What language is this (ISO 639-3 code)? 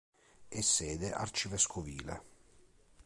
ita